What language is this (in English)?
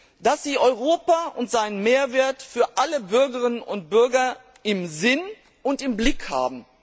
German